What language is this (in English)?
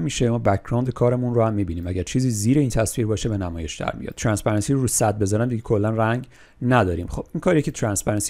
Persian